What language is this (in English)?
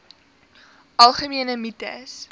Afrikaans